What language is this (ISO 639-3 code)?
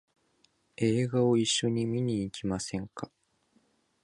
jpn